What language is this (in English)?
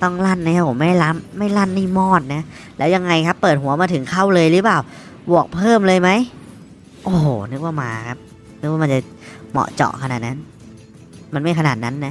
Thai